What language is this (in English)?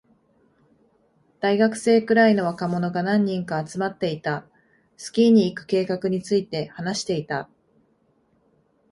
Japanese